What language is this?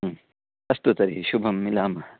Sanskrit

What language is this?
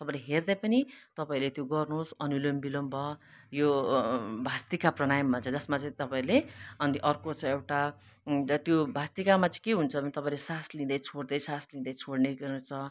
Nepali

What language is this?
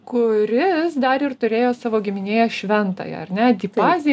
Lithuanian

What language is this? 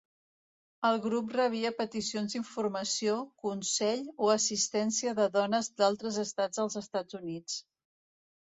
Catalan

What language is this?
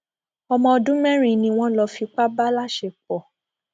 Yoruba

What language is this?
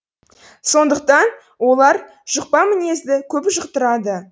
Kazakh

